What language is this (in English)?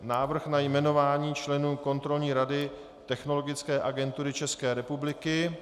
Czech